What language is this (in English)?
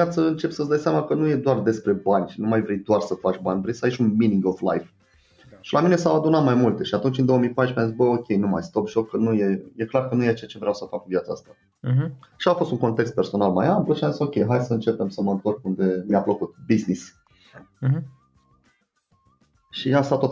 Romanian